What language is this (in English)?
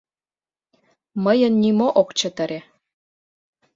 Mari